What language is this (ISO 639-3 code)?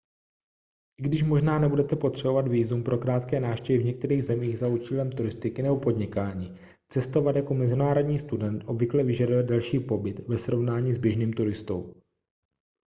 ces